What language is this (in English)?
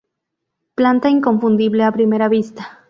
Spanish